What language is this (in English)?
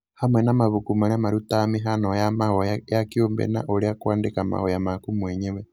Kikuyu